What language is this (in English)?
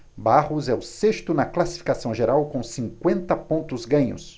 Portuguese